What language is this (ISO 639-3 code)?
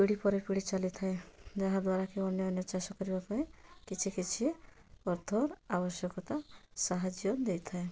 ori